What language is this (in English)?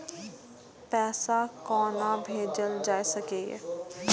Maithili